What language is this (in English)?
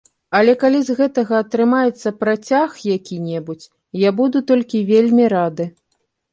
Belarusian